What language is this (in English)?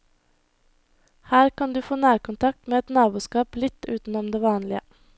Norwegian